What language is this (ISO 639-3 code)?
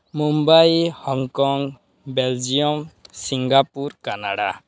ori